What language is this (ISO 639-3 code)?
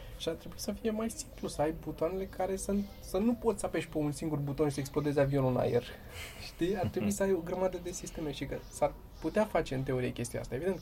ron